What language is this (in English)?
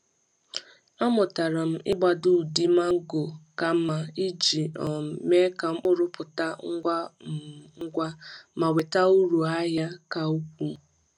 Igbo